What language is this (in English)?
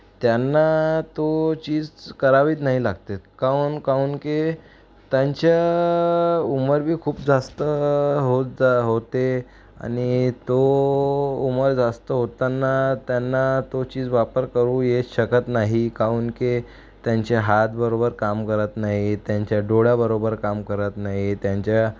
Marathi